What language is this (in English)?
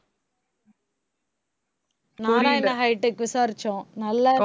Tamil